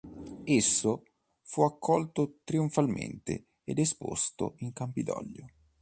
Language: Italian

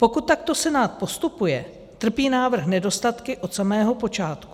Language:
Czech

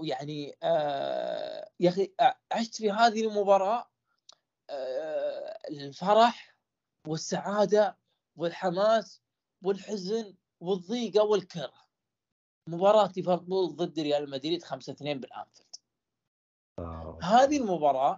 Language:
Arabic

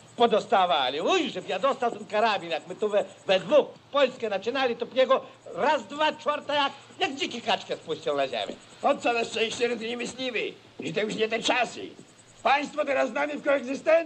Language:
Polish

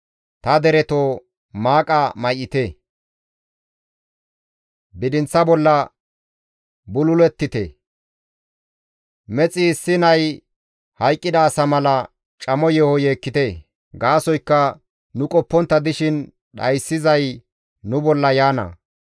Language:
Gamo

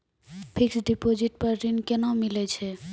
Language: Maithili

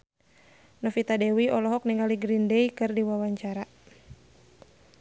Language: Sundanese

